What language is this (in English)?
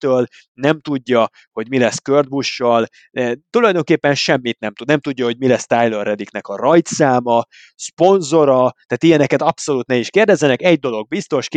Hungarian